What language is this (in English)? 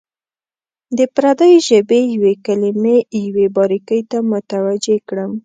Pashto